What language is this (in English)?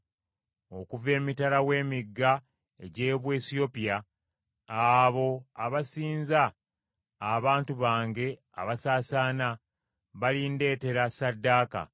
Ganda